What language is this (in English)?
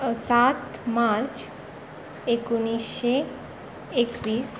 Konkani